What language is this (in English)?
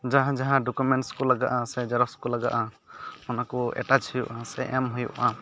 Santali